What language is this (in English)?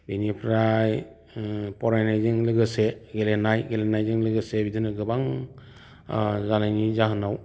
Bodo